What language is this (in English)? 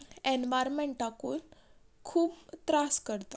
Konkani